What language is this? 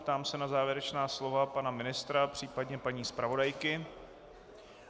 Czech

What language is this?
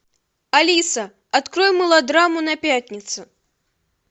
Russian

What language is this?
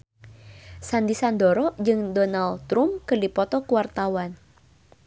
Sundanese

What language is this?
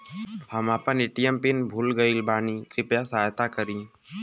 Bhojpuri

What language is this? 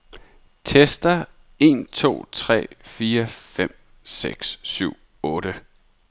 Danish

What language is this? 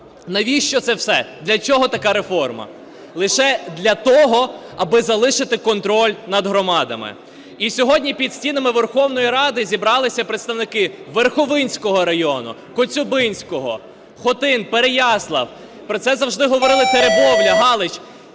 Ukrainian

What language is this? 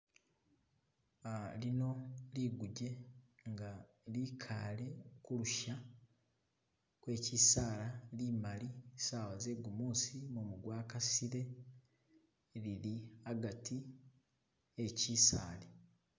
Masaaba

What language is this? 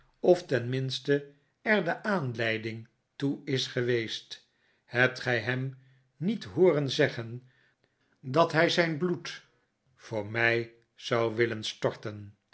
Dutch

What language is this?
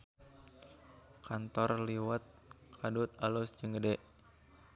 Sundanese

